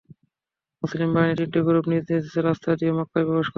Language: Bangla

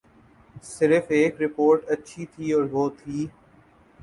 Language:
Urdu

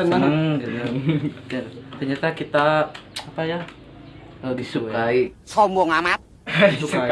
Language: Indonesian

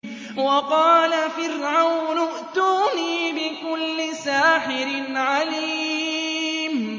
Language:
Arabic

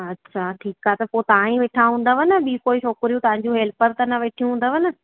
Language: Sindhi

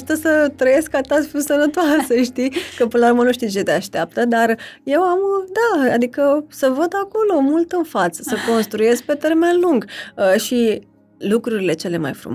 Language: Romanian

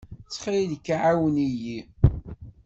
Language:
Kabyle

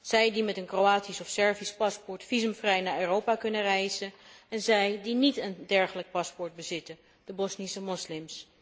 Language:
Dutch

